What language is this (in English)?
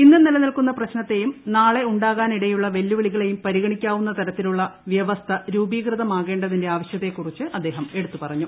Malayalam